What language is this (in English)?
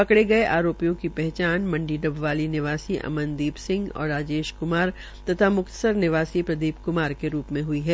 Hindi